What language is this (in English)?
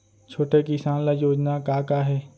Chhattisgarhi